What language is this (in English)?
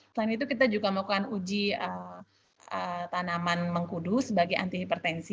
Indonesian